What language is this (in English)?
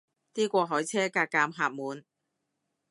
Cantonese